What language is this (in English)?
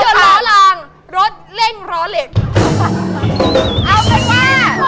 Thai